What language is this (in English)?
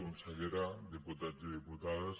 Catalan